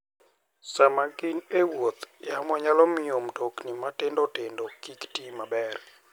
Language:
Luo (Kenya and Tanzania)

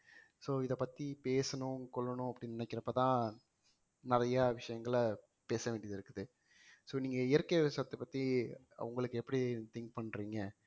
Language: Tamil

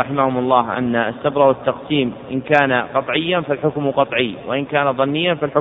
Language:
Arabic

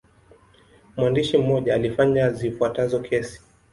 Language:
Swahili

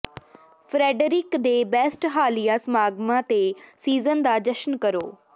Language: Punjabi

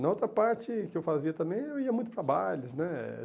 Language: Portuguese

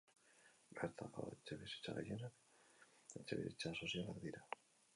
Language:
Basque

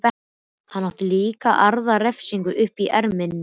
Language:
Icelandic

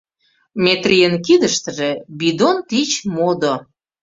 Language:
Mari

